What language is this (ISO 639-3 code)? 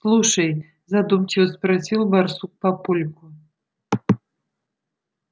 rus